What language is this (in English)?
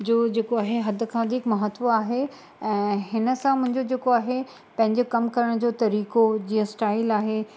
Sindhi